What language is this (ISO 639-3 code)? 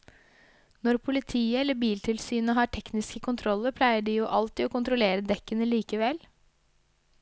nor